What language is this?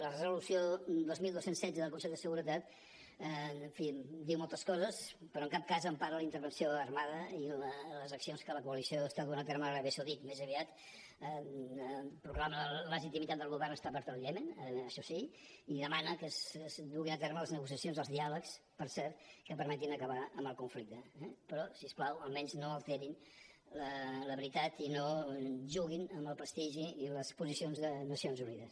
Catalan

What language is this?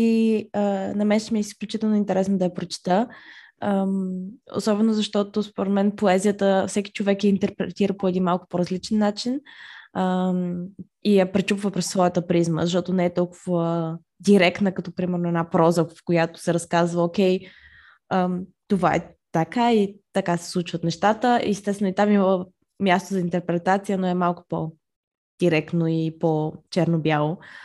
Bulgarian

